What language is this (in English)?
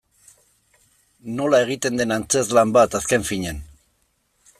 Basque